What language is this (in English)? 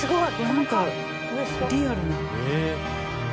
Japanese